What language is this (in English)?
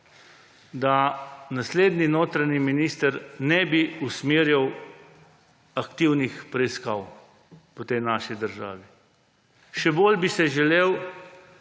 Slovenian